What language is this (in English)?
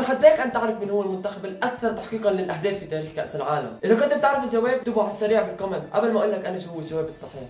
Arabic